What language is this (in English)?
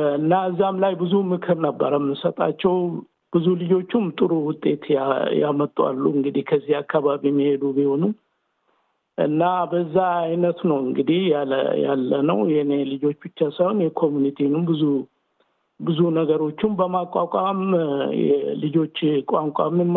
Amharic